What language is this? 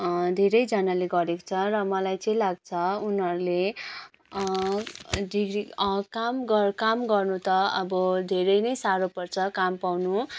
Nepali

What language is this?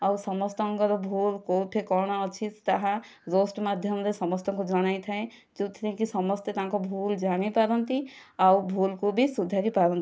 Odia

